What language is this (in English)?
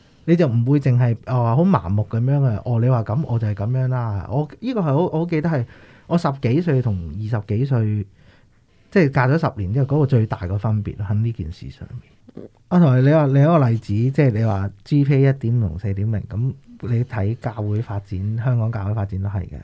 Chinese